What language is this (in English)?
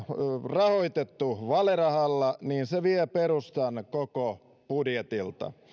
Finnish